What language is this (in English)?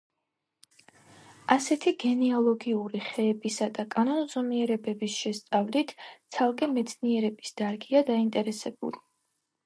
Georgian